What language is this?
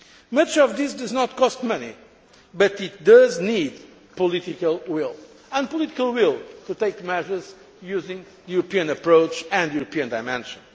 English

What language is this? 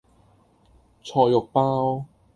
Cantonese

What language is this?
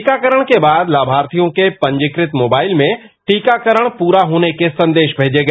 Hindi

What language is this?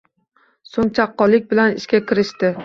Uzbek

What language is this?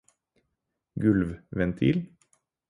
Norwegian Bokmål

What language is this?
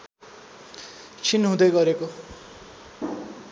Nepali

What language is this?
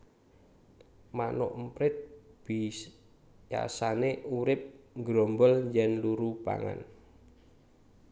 Javanese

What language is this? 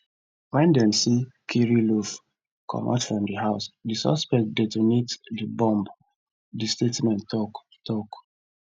Nigerian Pidgin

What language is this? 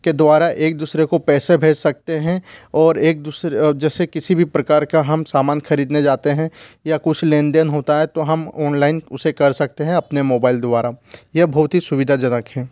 Hindi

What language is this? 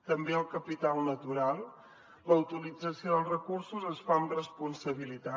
Catalan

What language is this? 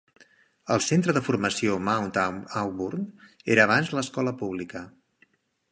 Catalan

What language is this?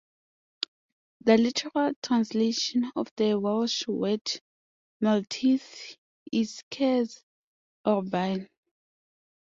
English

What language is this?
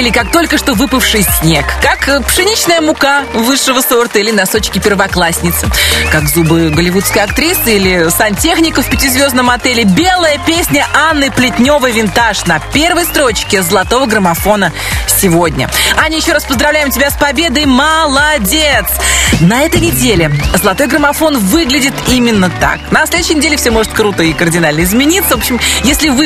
Russian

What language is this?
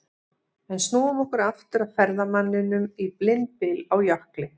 Icelandic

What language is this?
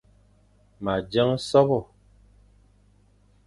Fang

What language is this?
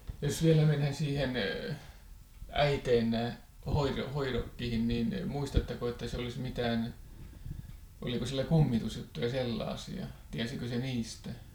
Finnish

